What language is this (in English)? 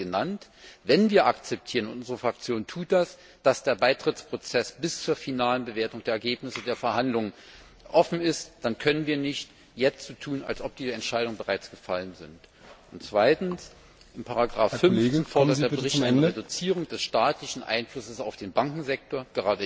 German